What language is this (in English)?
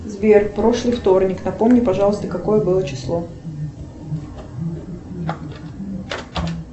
Russian